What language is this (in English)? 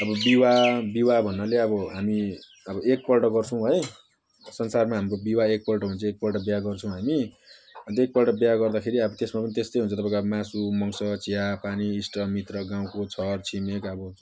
Nepali